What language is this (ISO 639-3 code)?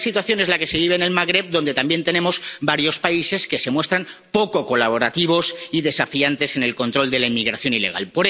spa